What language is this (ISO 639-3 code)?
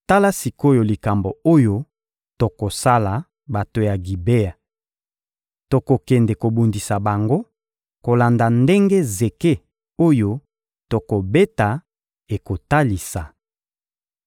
lin